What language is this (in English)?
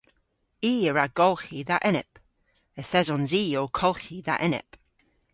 Cornish